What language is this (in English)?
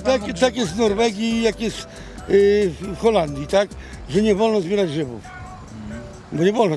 Polish